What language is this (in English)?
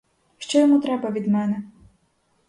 Ukrainian